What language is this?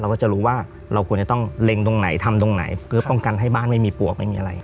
Thai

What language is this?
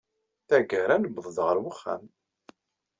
Kabyle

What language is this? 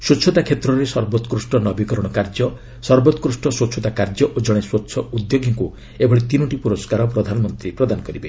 Odia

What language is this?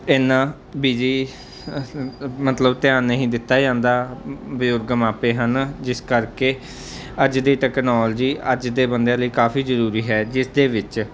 Punjabi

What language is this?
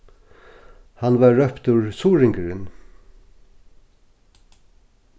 Faroese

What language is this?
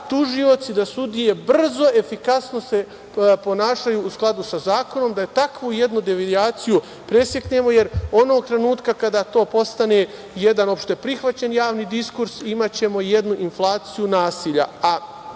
Serbian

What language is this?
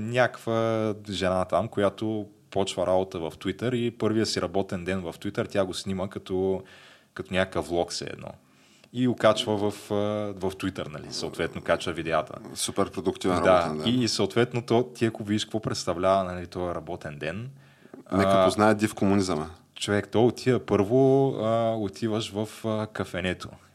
Bulgarian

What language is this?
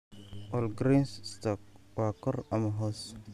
Somali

